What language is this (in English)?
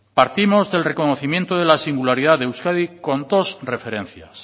Spanish